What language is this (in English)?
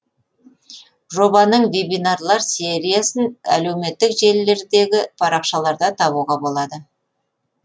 Kazakh